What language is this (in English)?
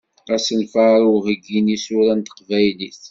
Kabyle